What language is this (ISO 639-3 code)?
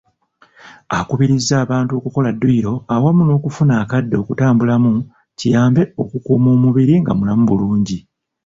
lug